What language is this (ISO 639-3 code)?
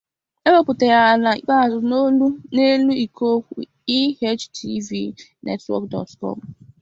ibo